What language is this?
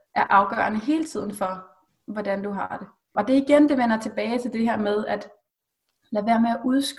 Danish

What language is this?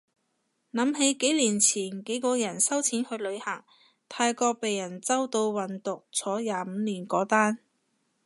Cantonese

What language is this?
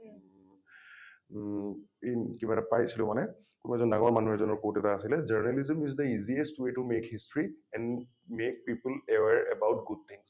Assamese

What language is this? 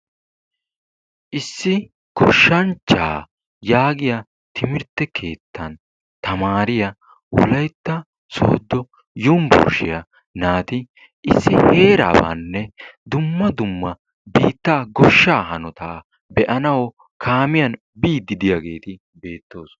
Wolaytta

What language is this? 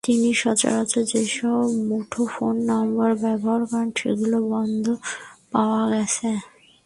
Bangla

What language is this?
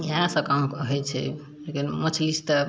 Maithili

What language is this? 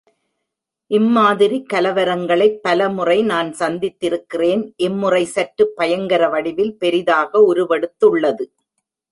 Tamil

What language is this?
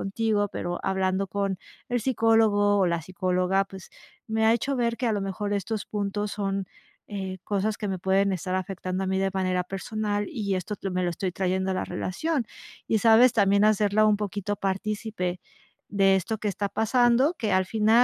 Spanish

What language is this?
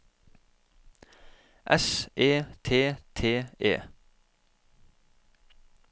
Norwegian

